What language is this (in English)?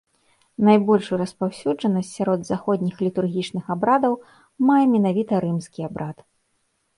Belarusian